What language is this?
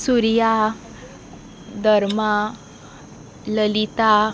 Konkani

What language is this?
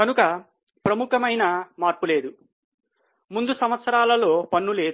Telugu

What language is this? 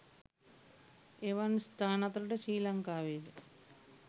Sinhala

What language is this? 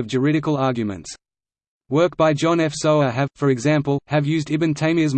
English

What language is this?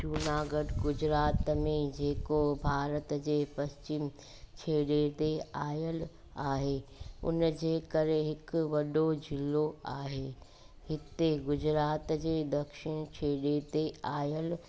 Sindhi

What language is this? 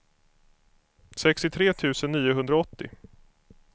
Swedish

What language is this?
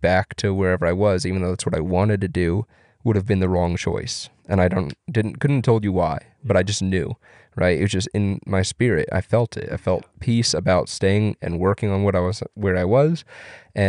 English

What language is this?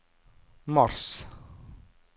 Norwegian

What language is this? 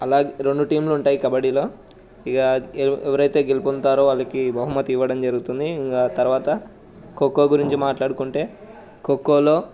Telugu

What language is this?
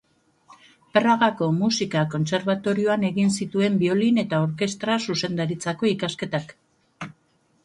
Basque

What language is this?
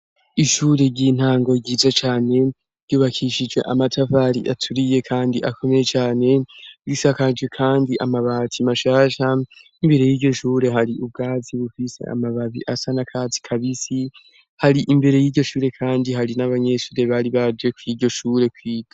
Rundi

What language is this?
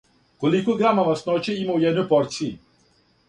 Serbian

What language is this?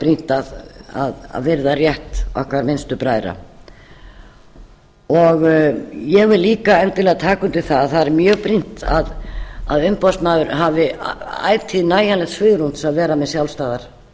Icelandic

